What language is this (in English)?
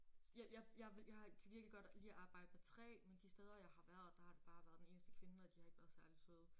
Danish